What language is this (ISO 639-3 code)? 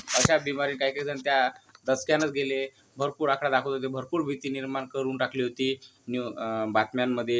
mar